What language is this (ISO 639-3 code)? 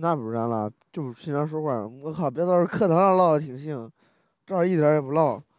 zho